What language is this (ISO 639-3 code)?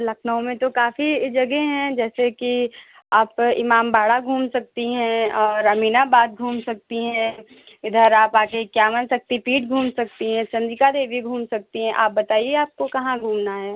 hin